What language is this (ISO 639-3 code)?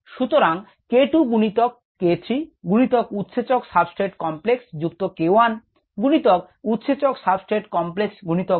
ben